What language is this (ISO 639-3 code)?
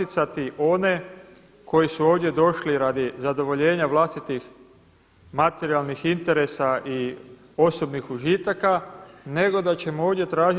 hrv